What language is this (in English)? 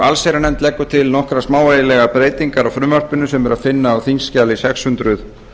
Icelandic